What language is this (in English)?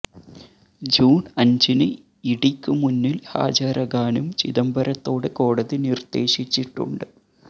Malayalam